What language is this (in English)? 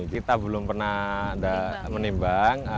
Indonesian